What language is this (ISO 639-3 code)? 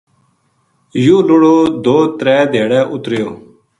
gju